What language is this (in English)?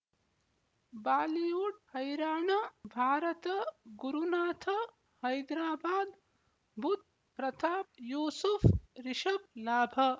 Kannada